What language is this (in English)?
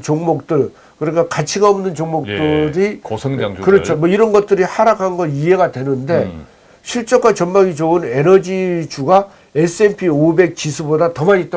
Korean